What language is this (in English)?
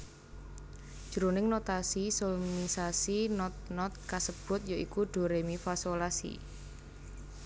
Javanese